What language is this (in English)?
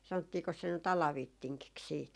Finnish